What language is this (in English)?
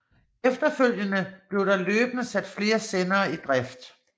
Danish